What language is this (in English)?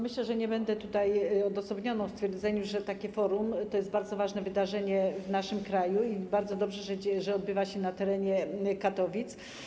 Polish